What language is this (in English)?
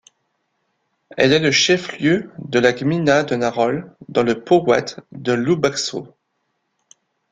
French